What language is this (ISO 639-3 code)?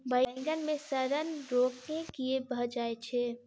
mai